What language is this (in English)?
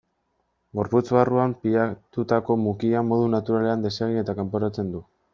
Basque